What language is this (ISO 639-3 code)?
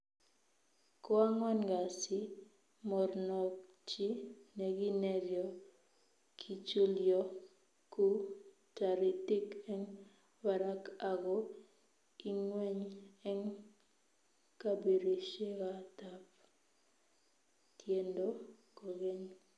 kln